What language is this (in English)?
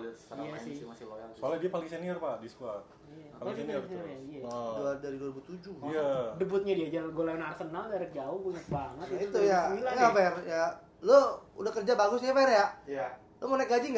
Indonesian